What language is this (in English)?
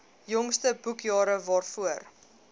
Afrikaans